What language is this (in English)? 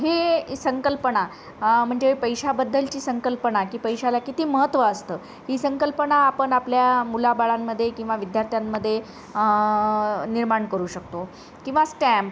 Marathi